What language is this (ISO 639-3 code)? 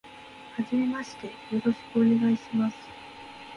jpn